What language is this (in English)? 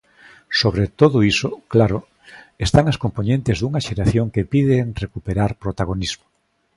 Galician